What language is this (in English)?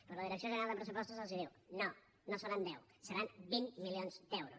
Catalan